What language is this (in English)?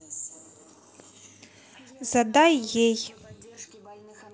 Russian